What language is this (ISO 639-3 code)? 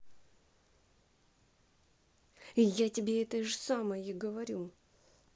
rus